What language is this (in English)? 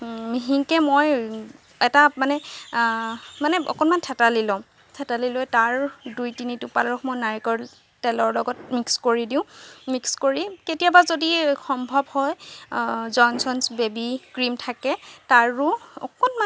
Assamese